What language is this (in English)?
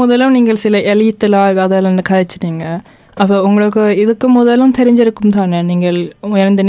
Tamil